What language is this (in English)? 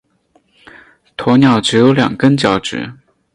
Chinese